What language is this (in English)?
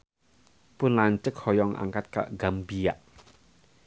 Sundanese